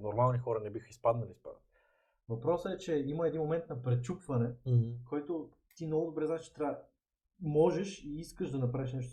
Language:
Bulgarian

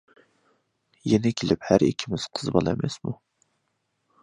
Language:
Uyghur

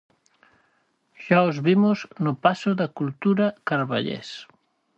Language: Galician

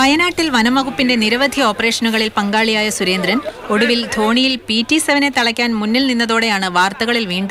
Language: Romanian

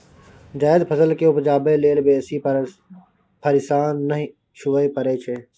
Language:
Maithili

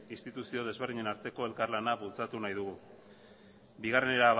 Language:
Basque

